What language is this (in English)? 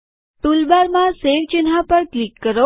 Gujarati